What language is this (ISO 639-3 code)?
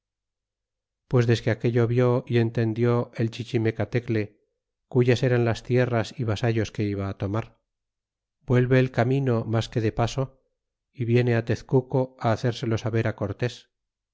spa